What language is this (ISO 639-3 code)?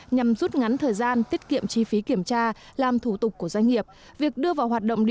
vie